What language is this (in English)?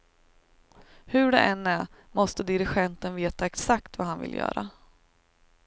Swedish